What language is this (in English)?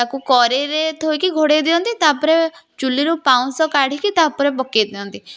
Odia